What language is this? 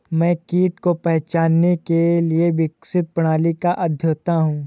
Hindi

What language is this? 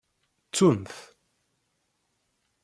Kabyle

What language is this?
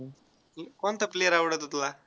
Marathi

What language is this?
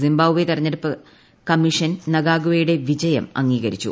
Malayalam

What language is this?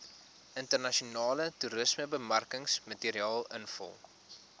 Afrikaans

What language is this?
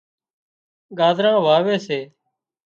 Wadiyara Koli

